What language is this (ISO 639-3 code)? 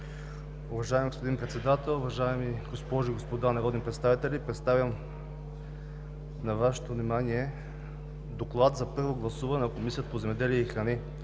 bul